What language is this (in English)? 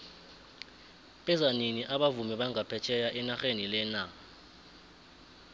South Ndebele